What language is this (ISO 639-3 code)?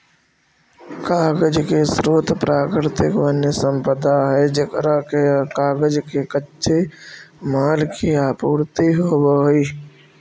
mag